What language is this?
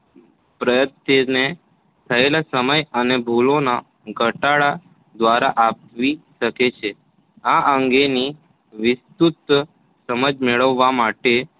Gujarati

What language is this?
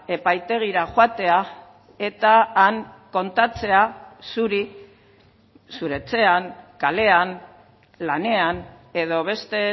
Basque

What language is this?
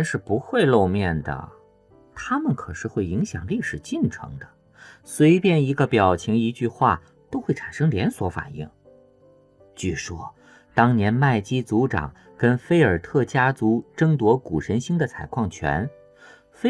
Chinese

